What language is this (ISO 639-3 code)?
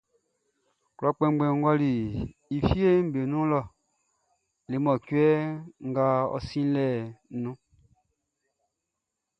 bci